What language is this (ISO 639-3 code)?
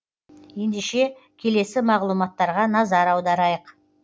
kaz